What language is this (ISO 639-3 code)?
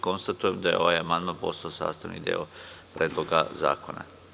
srp